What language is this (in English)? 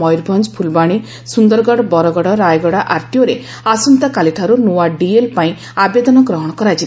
Odia